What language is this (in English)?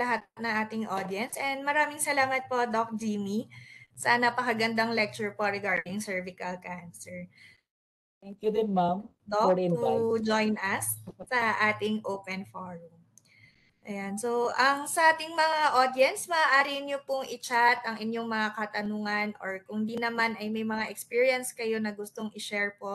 Filipino